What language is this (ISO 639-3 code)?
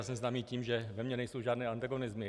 ces